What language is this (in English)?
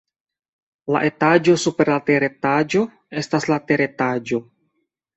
Esperanto